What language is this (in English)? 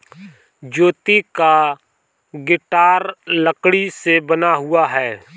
Hindi